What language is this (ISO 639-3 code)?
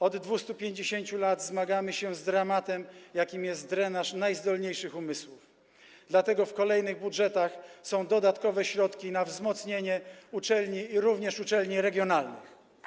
pol